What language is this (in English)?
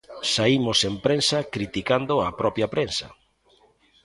Galician